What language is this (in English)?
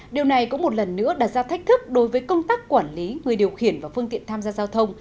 Vietnamese